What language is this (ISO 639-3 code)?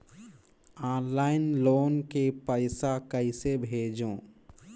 hne